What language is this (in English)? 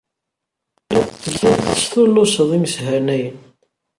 Kabyle